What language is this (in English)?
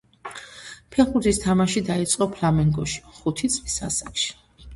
Georgian